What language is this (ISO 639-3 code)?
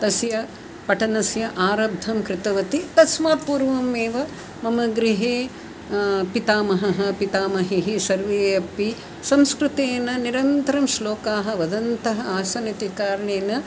san